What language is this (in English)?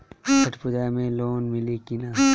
Bhojpuri